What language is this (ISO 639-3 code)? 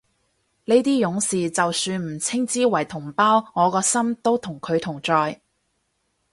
yue